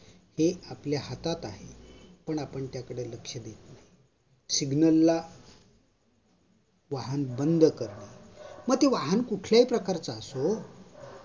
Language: Marathi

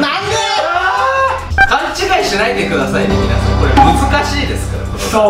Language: Japanese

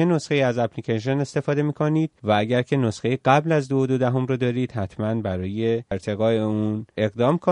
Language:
Persian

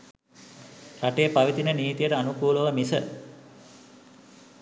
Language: Sinhala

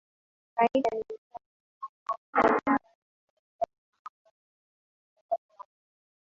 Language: Swahili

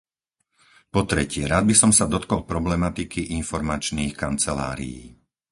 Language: Slovak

